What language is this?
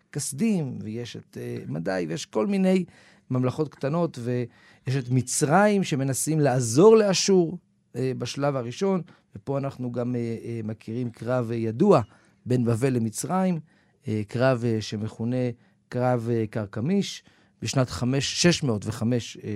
Hebrew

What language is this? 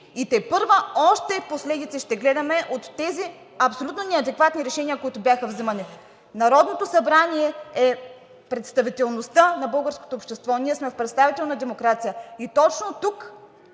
Bulgarian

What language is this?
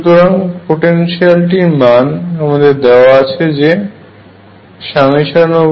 Bangla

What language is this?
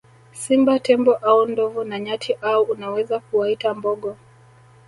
Swahili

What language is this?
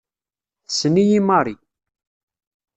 Kabyle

